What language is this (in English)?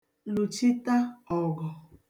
Igbo